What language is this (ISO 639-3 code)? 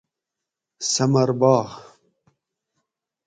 gwc